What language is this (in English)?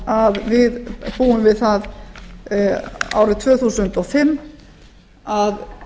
Icelandic